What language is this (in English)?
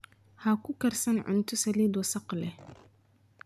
Somali